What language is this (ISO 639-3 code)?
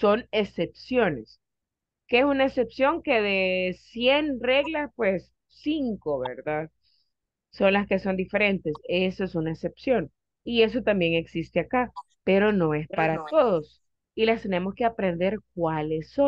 spa